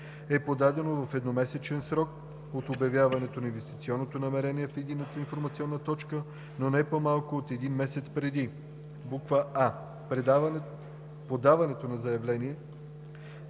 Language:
Bulgarian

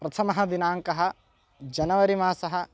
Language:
Sanskrit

